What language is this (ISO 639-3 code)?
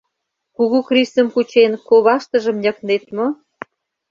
chm